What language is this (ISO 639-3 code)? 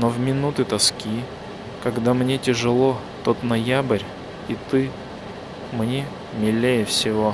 rus